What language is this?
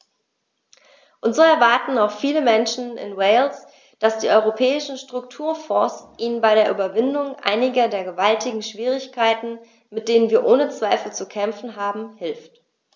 German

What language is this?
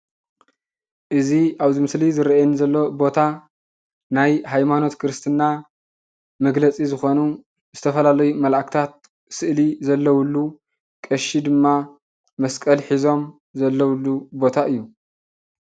Tigrinya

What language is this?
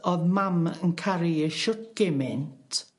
Welsh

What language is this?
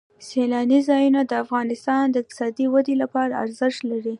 Pashto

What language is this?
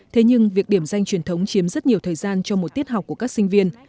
Vietnamese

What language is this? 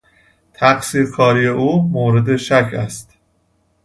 Persian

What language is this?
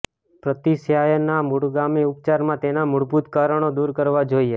Gujarati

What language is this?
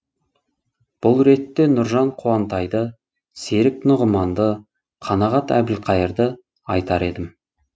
Kazakh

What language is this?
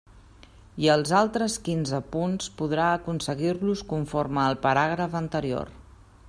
Catalan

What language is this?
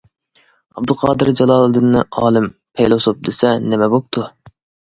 Uyghur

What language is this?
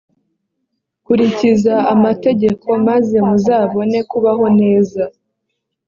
Kinyarwanda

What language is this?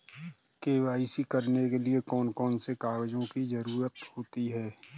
Hindi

